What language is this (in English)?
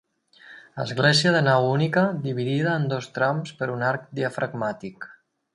Catalan